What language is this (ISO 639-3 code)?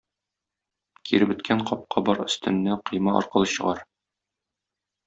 tat